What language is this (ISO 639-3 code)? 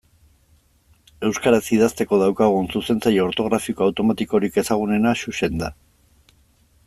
eus